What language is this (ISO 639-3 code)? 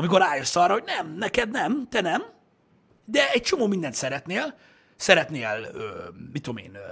hun